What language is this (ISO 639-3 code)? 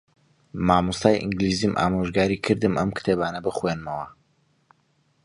ckb